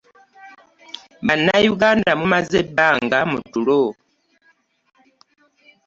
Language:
Ganda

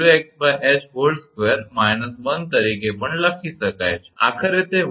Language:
Gujarati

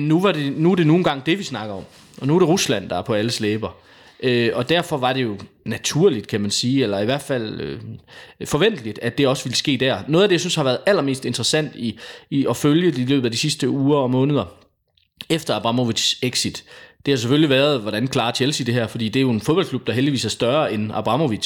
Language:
Danish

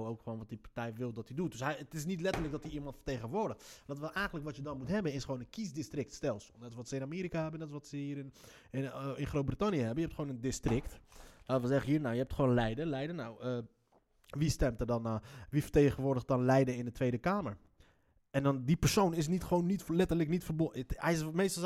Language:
Dutch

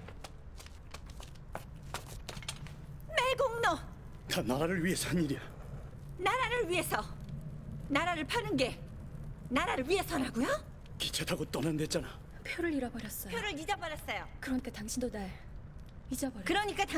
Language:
Korean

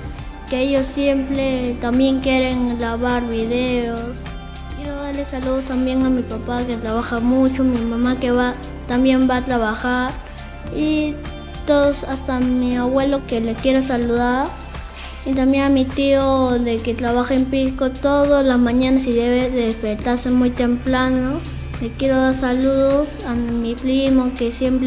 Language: Spanish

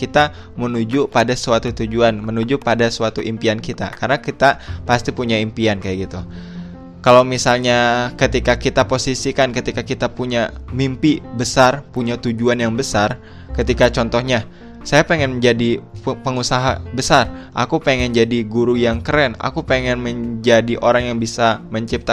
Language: Indonesian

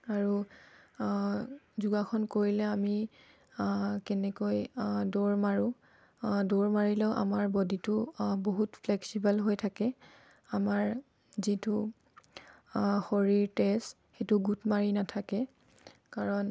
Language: Assamese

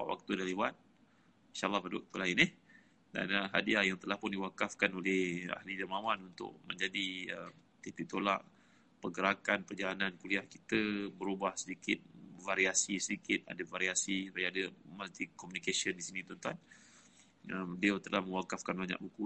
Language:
Malay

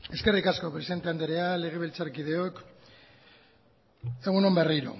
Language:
Basque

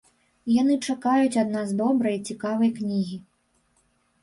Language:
Belarusian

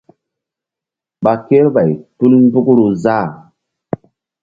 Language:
Mbum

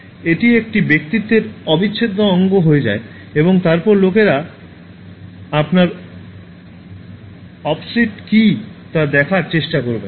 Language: Bangla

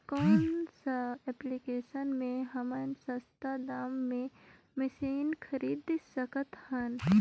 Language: Chhattisgarhi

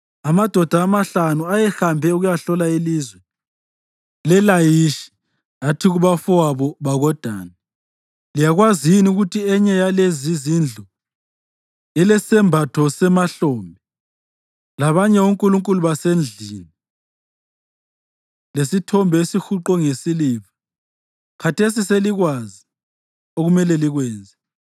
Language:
North Ndebele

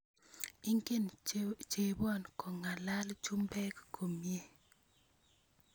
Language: Kalenjin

